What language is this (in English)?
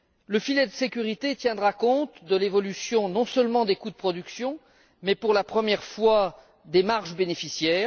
French